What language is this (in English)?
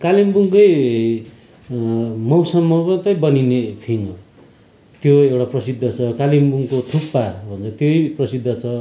Nepali